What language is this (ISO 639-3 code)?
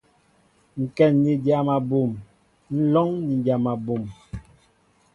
mbo